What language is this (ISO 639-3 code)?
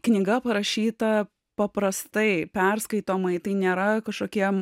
lit